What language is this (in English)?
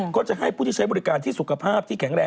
Thai